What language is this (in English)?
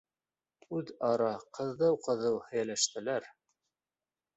Bashkir